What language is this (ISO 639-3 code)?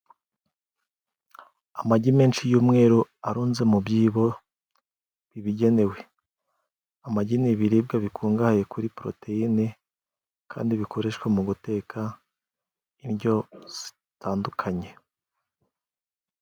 kin